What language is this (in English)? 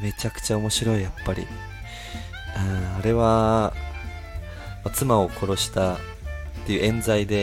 Japanese